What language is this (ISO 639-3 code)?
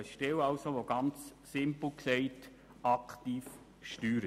gsw